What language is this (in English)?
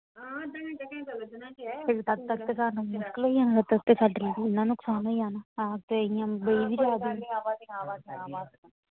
Dogri